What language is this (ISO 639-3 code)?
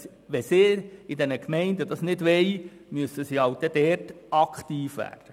gsw